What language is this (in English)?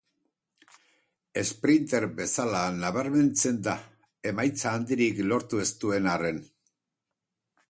Basque